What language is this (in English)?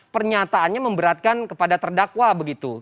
Indonesian